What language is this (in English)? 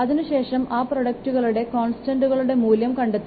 Malayalam